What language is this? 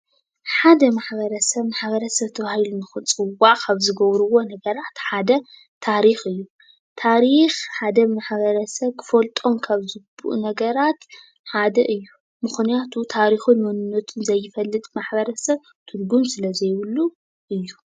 Tigrinya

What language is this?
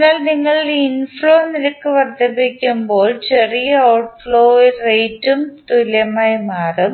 Malayalam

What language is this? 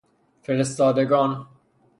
Persian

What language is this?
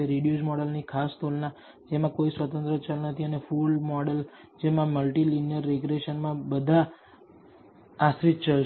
Gujarati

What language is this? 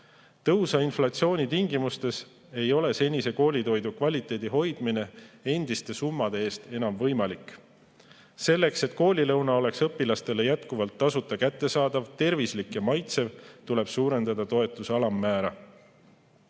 Estonian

